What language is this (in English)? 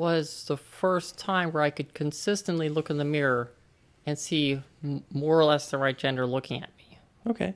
English